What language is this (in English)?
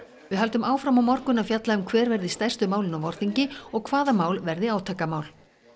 Icelandic